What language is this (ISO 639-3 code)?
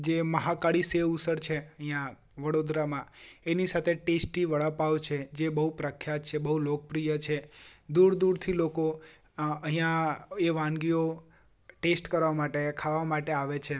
guj